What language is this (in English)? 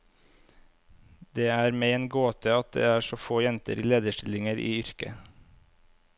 Norwegian